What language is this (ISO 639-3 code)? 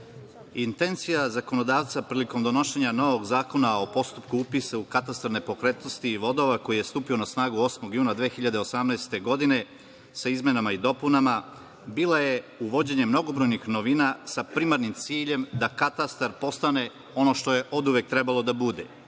srp